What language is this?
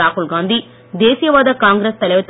Tamil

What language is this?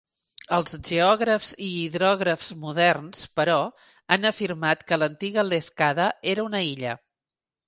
Catalan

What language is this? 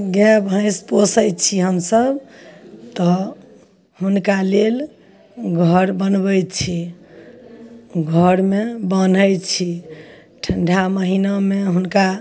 Maithili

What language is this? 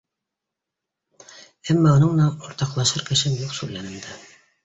Bashkir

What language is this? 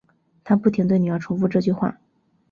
Chinese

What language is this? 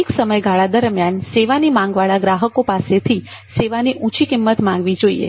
Gujarati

